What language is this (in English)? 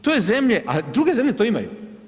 Croatian